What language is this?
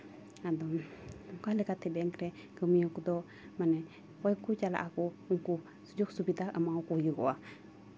Santali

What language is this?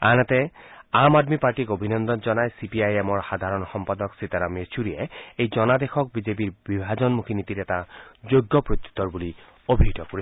Assamese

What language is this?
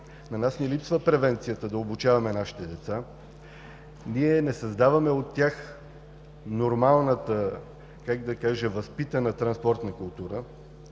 Bulgarian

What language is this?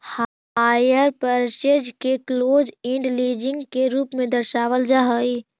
Magahi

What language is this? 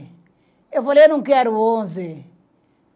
Portuguese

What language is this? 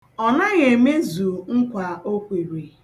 Igbo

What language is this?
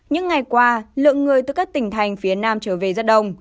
Vietnamese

